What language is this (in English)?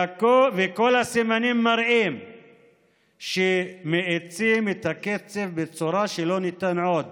Hebrew